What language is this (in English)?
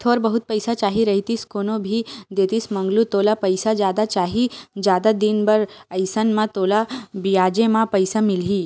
Chhattisgarhi